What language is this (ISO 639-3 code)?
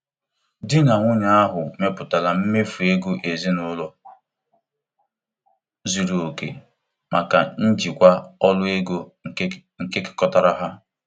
ibo